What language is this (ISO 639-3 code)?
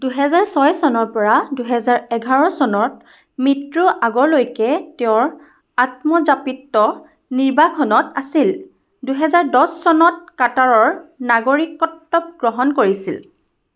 asm